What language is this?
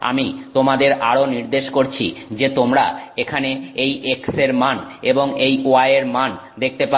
Bangla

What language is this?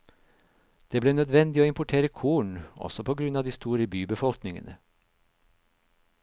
Norwegian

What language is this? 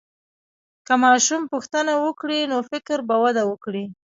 Pashto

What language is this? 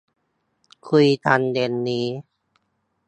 Thai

